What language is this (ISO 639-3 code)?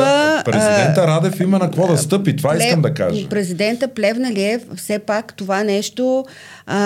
bul